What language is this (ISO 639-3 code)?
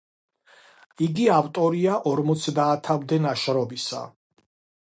kat